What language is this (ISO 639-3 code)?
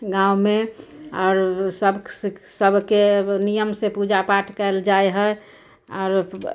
mai